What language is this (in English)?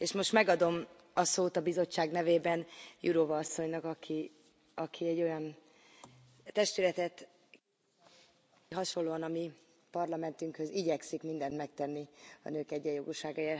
Hungarian